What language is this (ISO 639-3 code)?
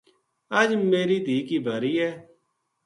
gju